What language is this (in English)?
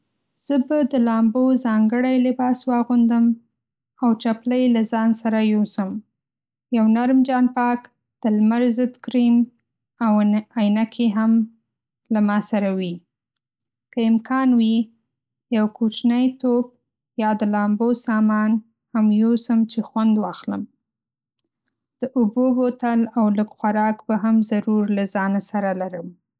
Pashto